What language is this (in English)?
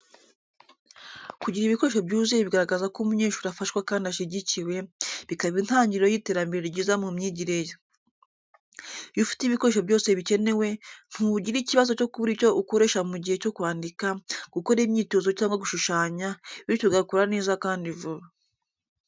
Kinyarwanda